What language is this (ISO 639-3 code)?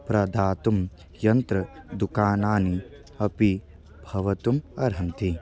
san